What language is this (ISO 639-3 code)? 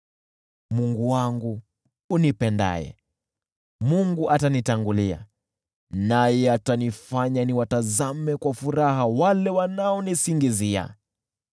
swa